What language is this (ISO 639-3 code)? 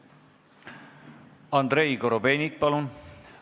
est